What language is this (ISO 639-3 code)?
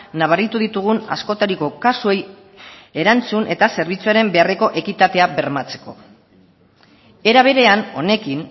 eus